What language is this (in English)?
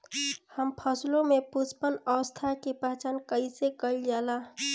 Bhojpuri